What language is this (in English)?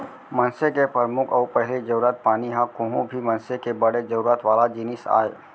Chhattisgarhi